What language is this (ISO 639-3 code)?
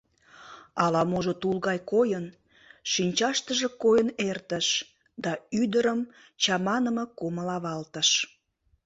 chm